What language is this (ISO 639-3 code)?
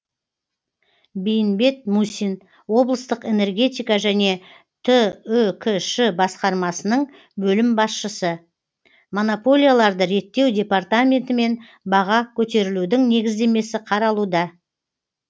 kaz